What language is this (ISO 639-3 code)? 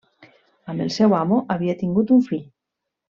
cat